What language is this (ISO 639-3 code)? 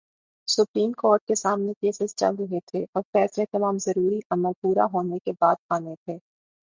urd